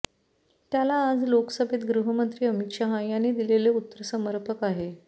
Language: Marathi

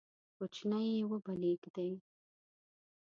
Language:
Pashto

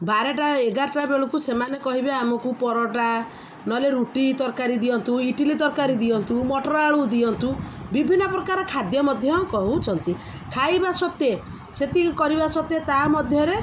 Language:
Odia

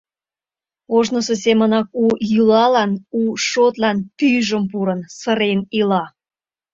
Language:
Mari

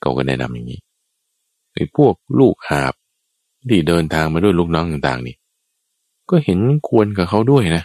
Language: Thai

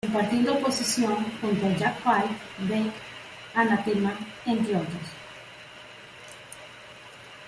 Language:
Spanish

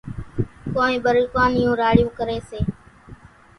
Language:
Kachi Koli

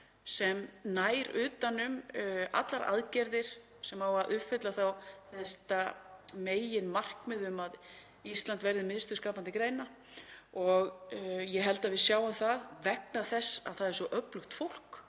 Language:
Icelandic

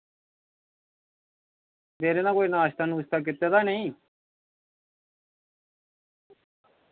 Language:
Dogri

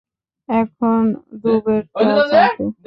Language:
Bangla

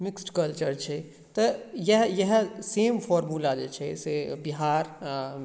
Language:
Maithili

